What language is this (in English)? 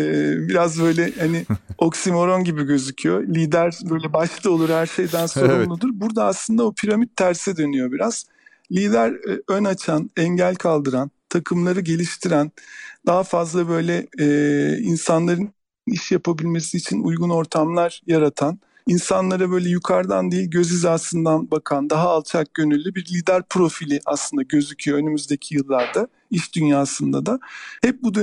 Turkish